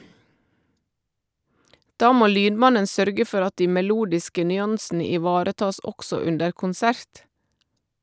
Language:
Norwegian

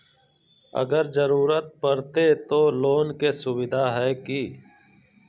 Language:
Magahi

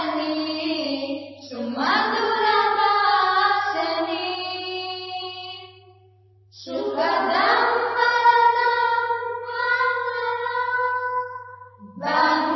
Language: Gujarati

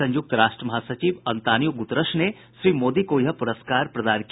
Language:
Hindi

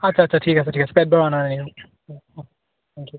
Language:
Assamese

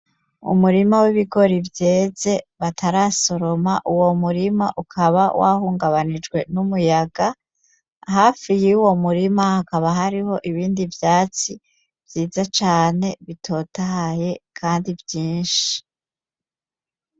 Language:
Rundi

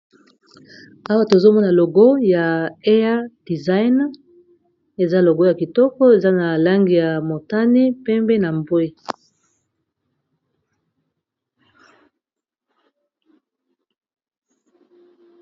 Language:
Lingala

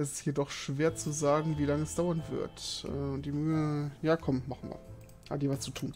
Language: German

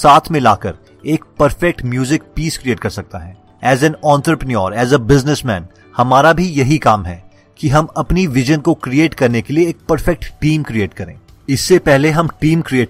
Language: Hindi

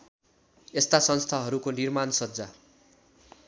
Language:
Nepali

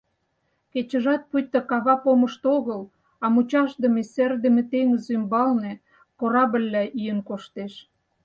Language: Mari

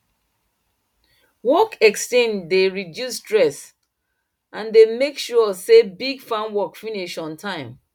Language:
Nigerian Pidgin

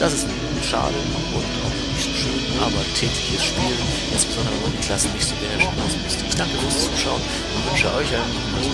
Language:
German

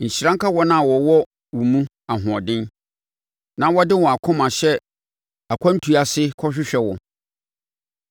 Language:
Akan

